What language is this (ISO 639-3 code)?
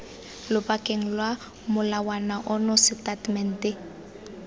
tsn